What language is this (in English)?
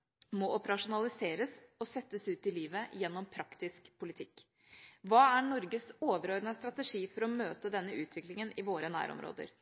Norwegian Bokmål